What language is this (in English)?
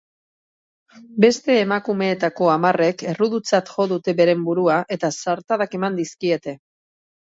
Basque